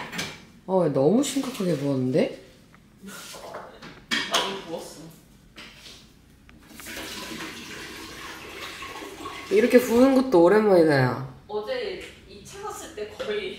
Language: Korean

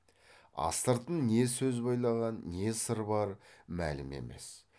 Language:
Kazakh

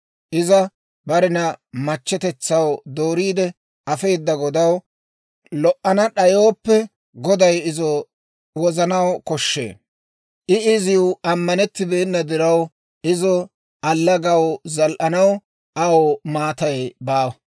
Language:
Dawro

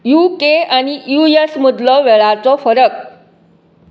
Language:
Konkani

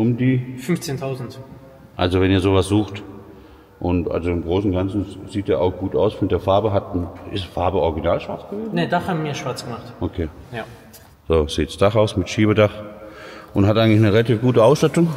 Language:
German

